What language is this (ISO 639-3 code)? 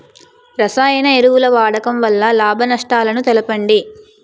tel